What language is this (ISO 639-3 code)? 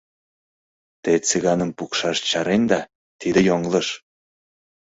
chm